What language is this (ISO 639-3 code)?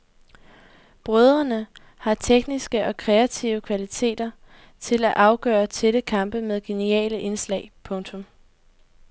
dan